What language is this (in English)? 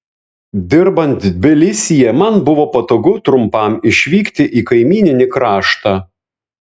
Lithuanian